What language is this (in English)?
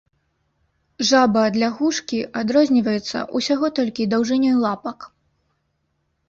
Belarusian